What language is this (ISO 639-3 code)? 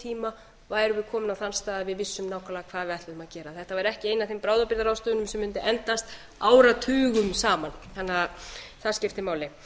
isl